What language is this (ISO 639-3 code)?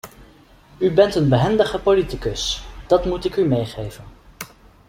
nld